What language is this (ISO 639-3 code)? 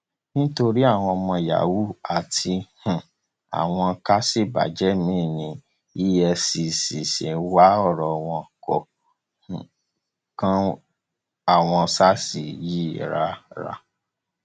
yor